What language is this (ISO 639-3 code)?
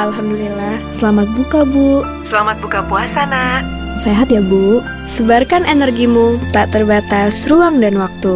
ind